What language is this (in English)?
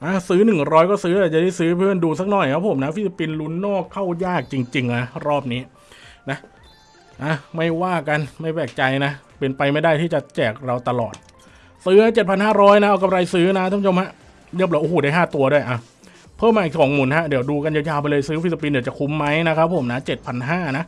Thai